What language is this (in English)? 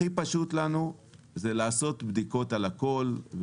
Hebrew